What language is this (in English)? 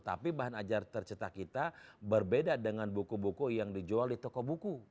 Indonesian